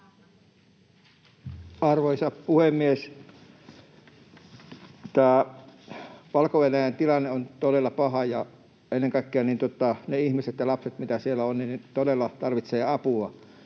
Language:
Finnish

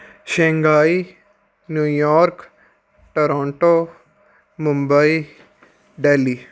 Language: Punjabi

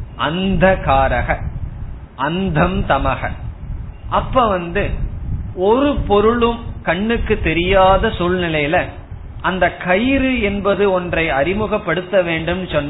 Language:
Tamil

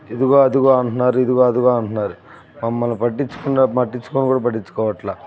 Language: Telugu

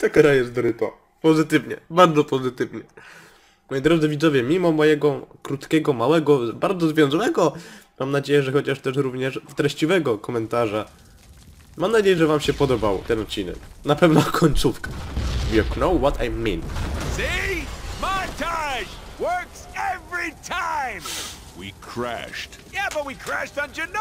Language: Polish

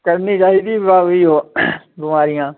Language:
Dogri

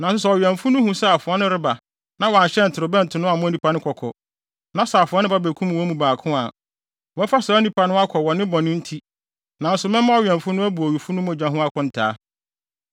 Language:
Akan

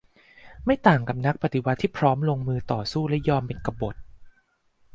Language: Thai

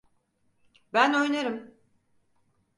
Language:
Turkish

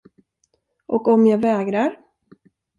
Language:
Swedish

